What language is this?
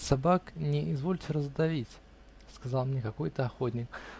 Russian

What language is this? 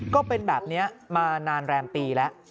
Thai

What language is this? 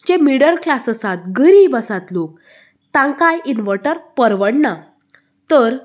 Konkani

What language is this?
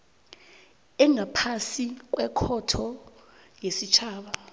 South Ndebele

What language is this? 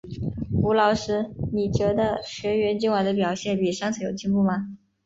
Chinese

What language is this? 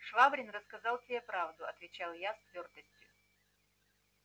Russian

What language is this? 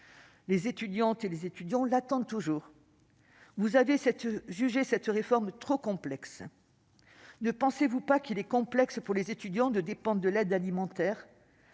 French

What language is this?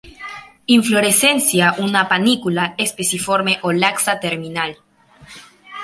Spanish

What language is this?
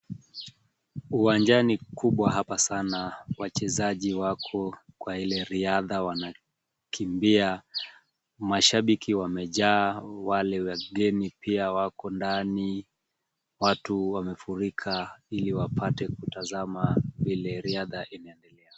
Swahili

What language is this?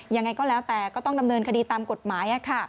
Thai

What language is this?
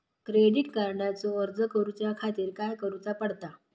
Marathi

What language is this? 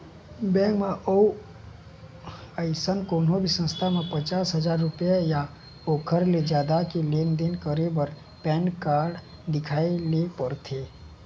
Chhattisgarhi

